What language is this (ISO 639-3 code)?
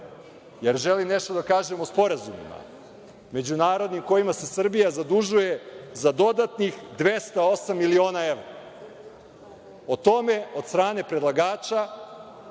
srp